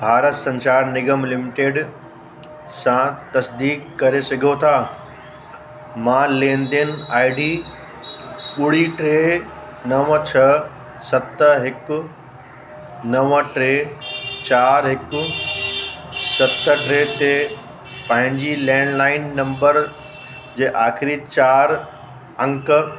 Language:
Sindhi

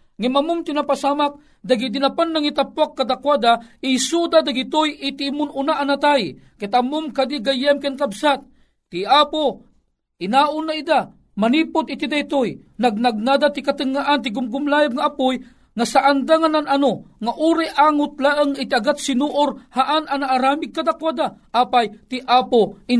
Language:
Filipino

